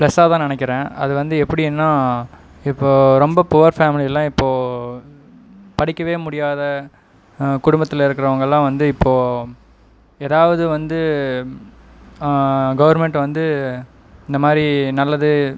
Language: Tamil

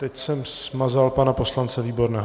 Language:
Czech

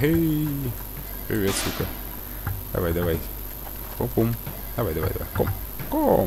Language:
Russian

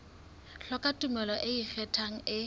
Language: Southern Sotho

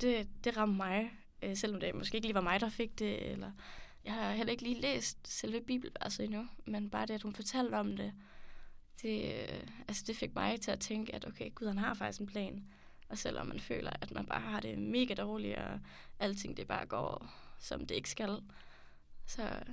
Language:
Danish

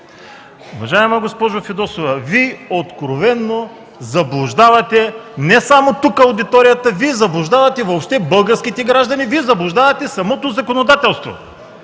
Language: Bulgarian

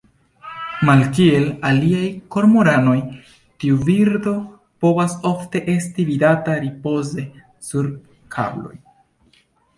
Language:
Esperanto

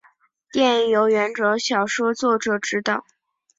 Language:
Chinese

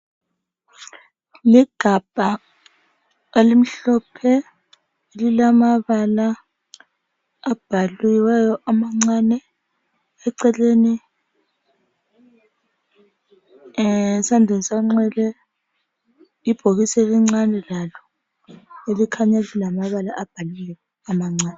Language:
North Ndebele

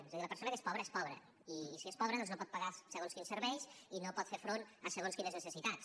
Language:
Catalan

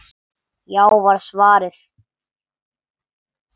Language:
Icelandic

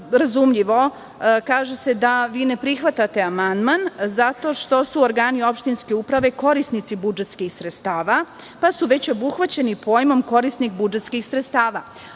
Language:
Serbian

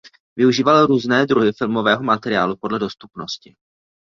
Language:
Czech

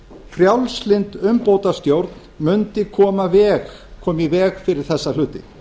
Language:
Icelandic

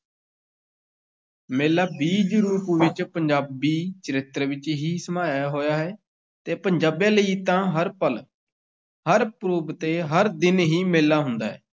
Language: Punjabi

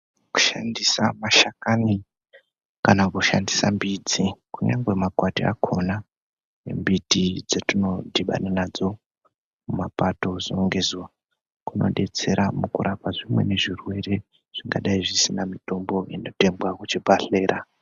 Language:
Ndau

